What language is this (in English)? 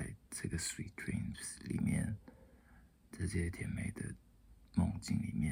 Chinese